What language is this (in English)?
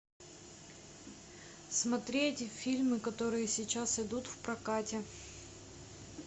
Russian